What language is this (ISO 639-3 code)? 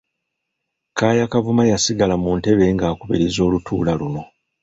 lug